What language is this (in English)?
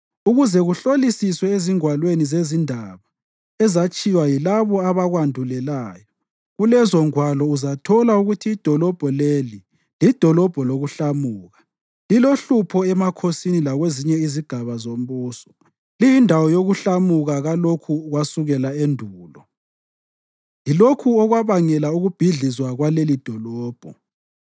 North Ndebele